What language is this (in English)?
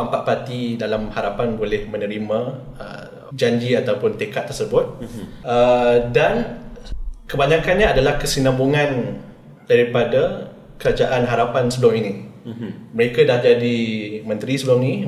Malay